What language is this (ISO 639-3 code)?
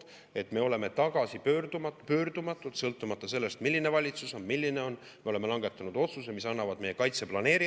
est